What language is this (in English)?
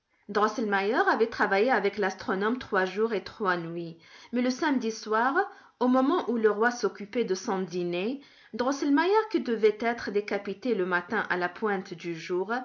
French